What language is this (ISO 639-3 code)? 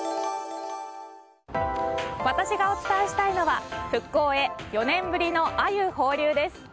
jpn